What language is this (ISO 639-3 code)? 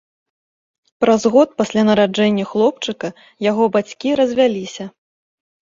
bel